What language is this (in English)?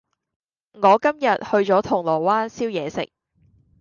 Cantonese